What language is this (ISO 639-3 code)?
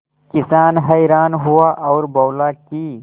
hin